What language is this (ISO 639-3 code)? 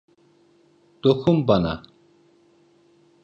tur